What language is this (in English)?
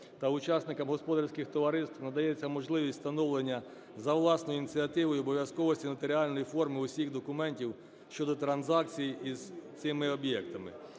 Ukrainian